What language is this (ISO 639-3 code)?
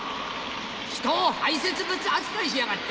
jpn